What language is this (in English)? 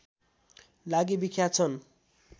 Nepali